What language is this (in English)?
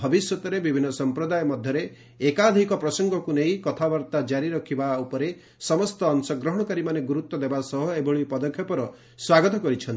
Odia